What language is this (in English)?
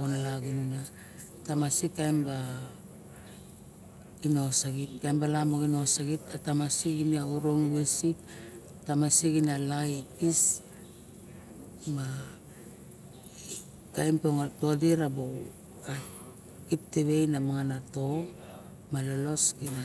Barok